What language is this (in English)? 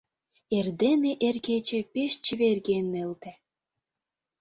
Mari